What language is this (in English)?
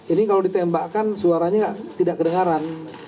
Indonesian